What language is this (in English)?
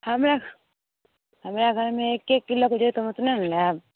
Maithili